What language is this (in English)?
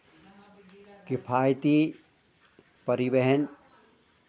Hindi